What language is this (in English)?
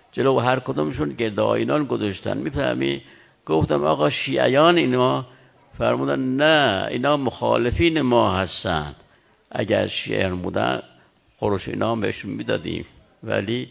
Persian